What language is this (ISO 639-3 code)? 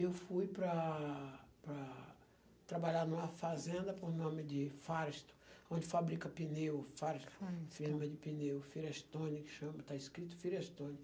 por